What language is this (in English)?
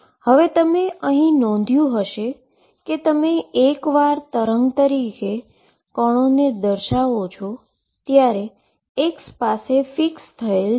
Gujarati